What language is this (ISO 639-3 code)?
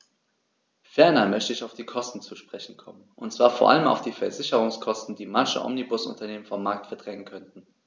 deu